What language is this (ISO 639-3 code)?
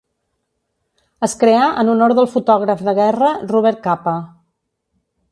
cat